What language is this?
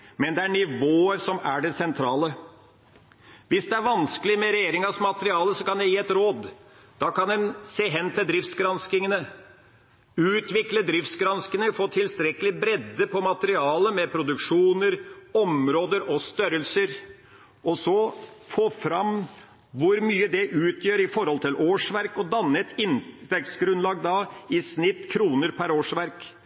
Norwegian Bokmål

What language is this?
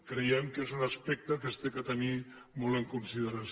Catalan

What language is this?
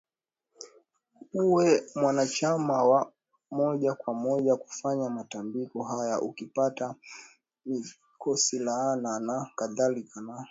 Swahili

